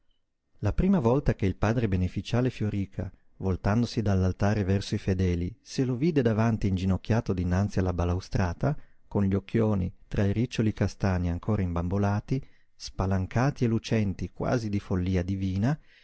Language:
Italian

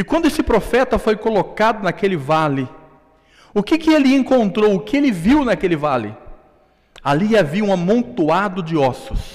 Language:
Portuguese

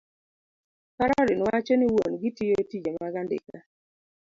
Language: Luo (Kenya and Tanzania)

